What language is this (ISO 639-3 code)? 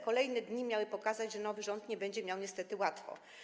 pol